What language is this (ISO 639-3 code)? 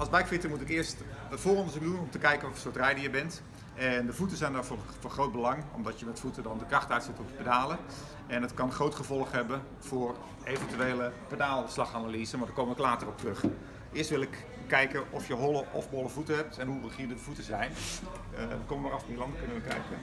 nld